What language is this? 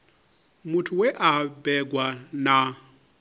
Venda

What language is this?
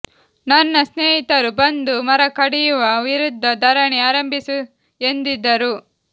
Kannada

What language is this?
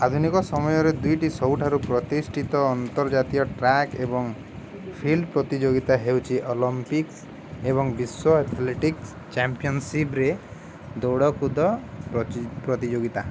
Odia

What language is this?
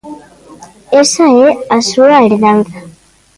Galician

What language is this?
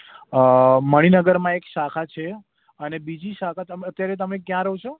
Gujarati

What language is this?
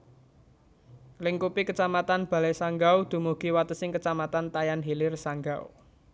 Javanese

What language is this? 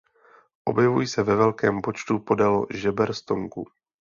Czech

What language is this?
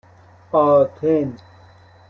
Persian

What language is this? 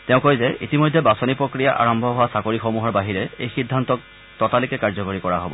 Assamese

